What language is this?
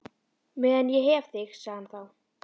Icelandic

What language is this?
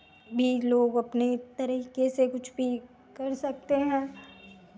Hindi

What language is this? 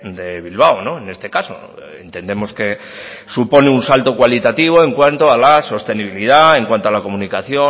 Spanish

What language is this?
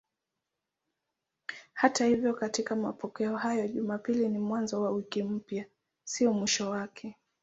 Swahili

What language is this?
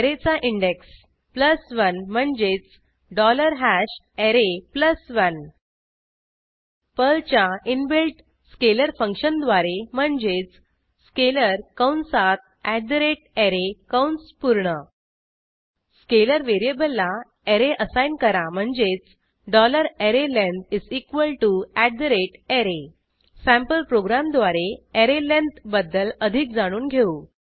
Marathi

